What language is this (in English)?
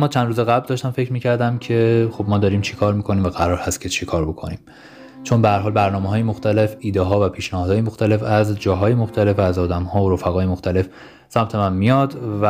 Persian